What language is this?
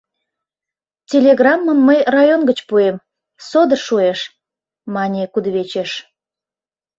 Mari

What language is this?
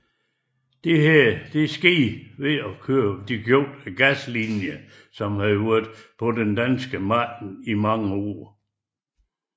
Danish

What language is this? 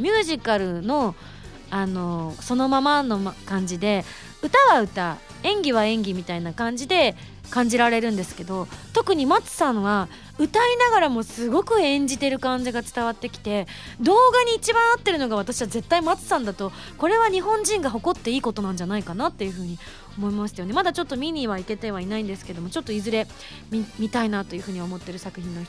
Japanese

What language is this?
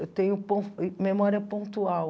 Portuguese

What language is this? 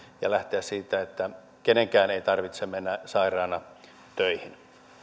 Finnish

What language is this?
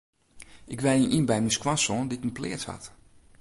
Western Frisian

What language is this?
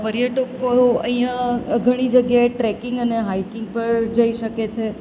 Gujarati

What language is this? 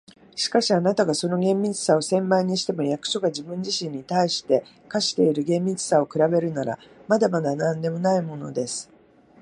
Japanese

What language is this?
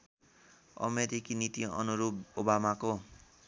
Nepali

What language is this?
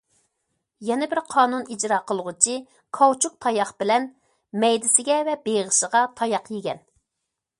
Uyghur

